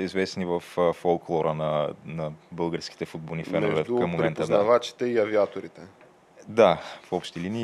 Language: Bulgarian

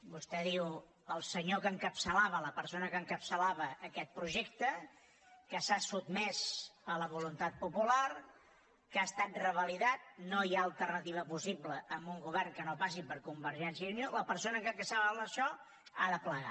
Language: Catalan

